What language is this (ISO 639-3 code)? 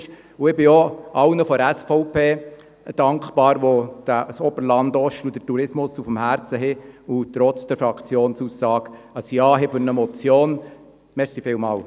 gsw